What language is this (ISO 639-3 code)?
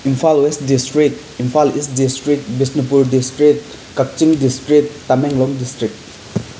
mni